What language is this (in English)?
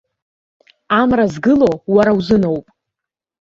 Abkhazian